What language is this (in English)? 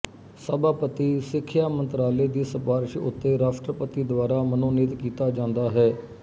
Punjabi